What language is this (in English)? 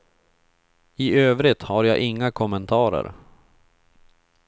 Swedish